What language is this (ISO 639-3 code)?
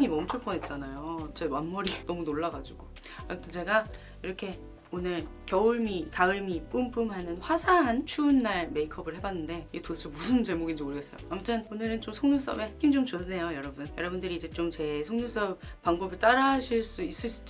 kor